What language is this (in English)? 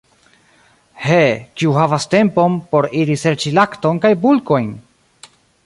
Esperanto